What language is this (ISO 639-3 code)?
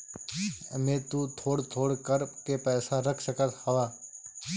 bho